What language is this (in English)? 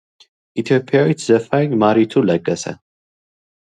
Amharic